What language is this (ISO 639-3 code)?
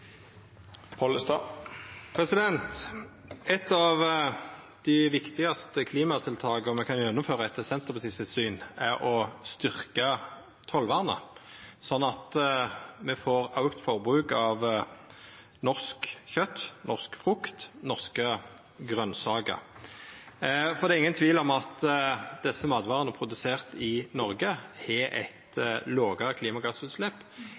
nno